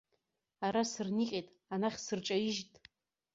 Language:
Abkhazian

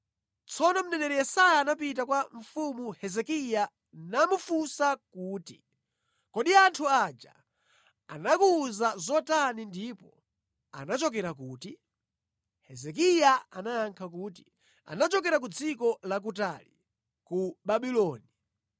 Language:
Nyanja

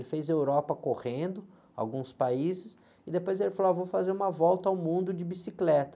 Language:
Portuguese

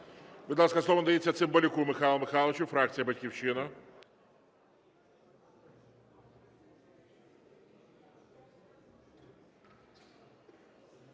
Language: Ukrainian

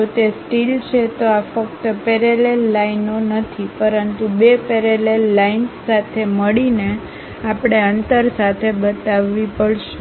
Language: Gujarati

